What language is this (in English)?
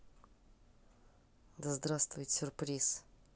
Russian